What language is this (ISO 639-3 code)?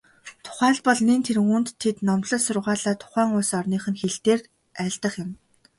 mon